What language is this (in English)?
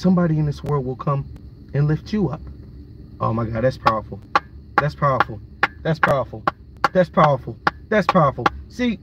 English